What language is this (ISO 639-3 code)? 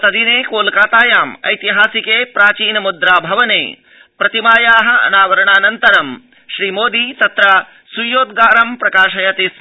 san